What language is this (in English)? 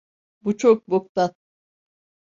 Turkish